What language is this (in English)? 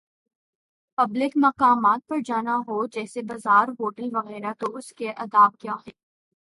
Urdu